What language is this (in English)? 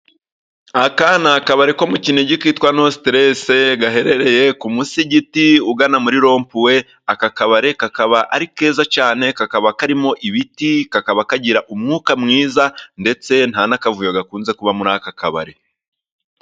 Kinyarwanda